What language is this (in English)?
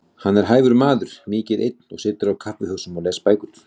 Icelandic